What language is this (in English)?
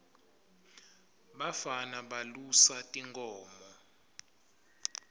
Swati